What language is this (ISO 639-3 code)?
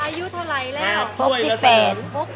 tha